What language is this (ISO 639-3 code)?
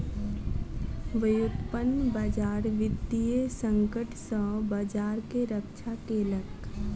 mai